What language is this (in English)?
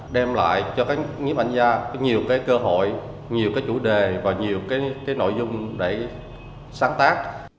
Vietnamese